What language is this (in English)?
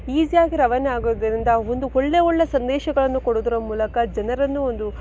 Kannada